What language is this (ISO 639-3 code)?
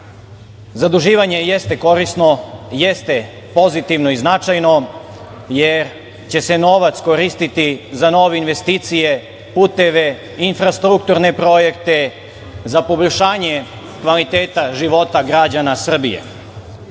srp